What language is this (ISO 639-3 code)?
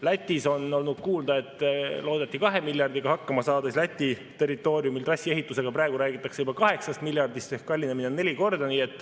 est